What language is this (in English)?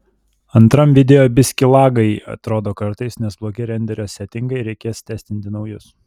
Lithuanian